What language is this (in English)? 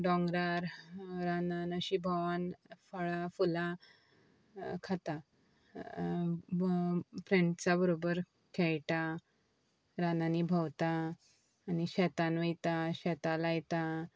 Konkani